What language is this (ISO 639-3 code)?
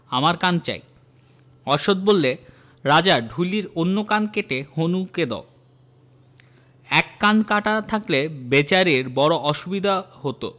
ben